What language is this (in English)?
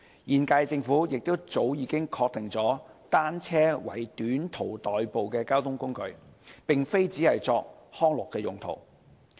Cantonese